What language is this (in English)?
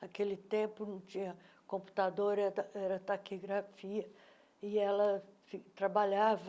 Portuguese